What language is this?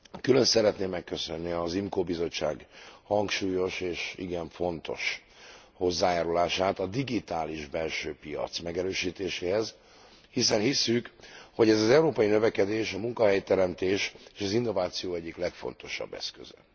Hungarian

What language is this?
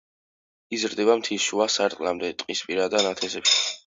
Georgian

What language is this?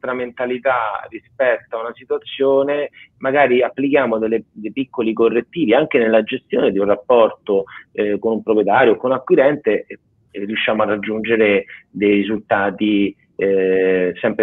Italian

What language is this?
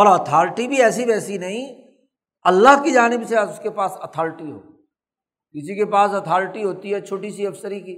Urdu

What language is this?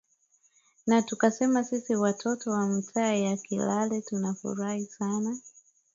Swahili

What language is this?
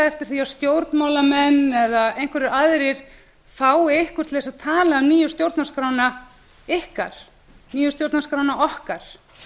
Icelandic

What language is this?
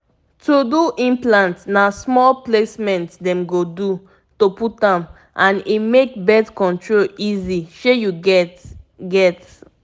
Nigerian Pidgin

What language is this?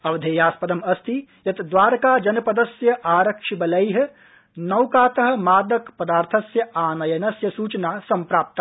Sanskrit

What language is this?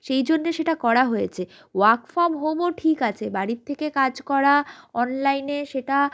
Bangla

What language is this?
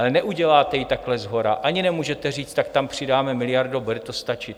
Czech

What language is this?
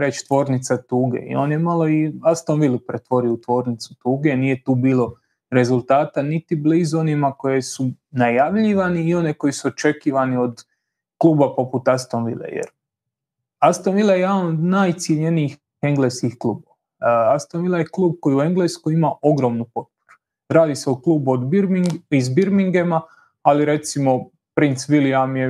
Croatian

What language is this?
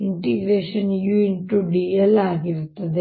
Kannada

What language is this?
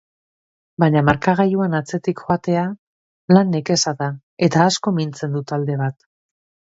Basque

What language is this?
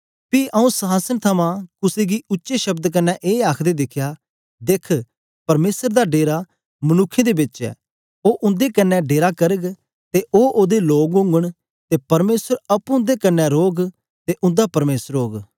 Dogri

